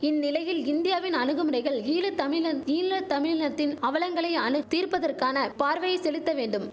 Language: Tamil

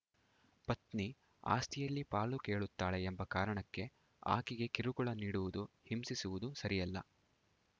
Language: Kannada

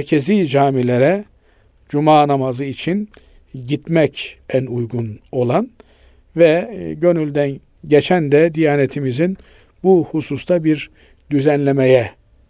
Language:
Turkish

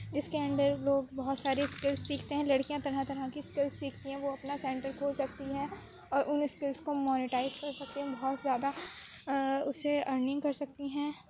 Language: Urdu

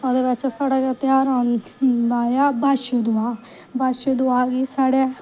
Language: Dogri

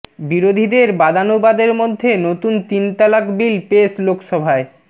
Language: Bangla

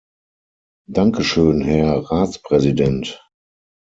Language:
German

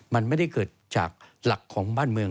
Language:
Thai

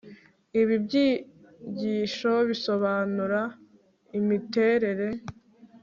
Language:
Kinyarwanda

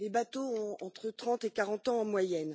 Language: French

